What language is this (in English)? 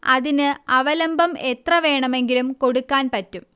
Malayalam